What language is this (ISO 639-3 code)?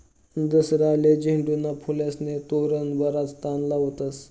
mar